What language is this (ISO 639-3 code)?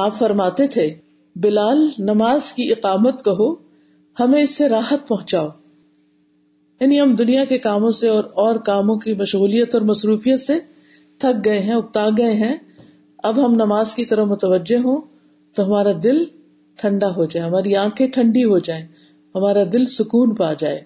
urd